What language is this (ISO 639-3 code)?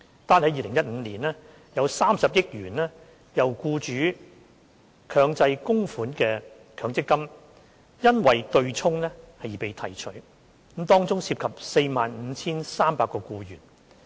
yue